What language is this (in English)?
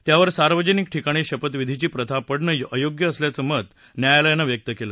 Marathi